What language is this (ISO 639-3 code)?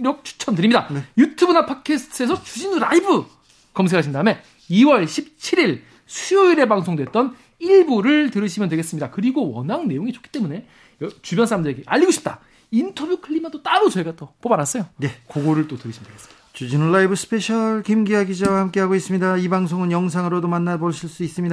kor